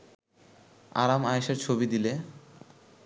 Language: Bangla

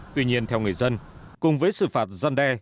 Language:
Vietnamese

